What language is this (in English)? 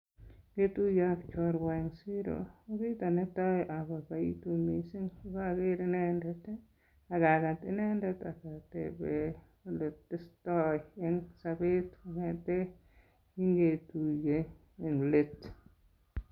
Kalenjin